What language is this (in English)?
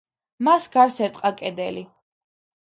Georgian